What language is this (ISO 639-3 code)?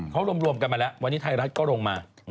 tha